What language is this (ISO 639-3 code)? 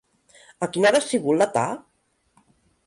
cat